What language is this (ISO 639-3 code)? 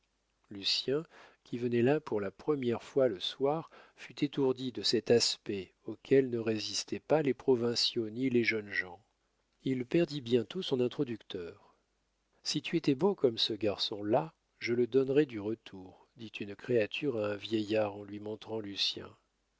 fra